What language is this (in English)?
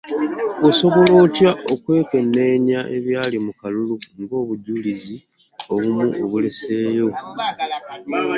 Ganda